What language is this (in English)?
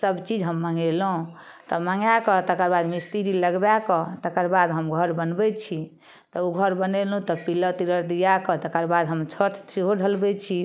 Maithili